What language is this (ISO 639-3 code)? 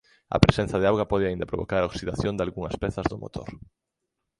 glg